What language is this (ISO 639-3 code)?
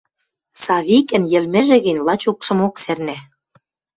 mrj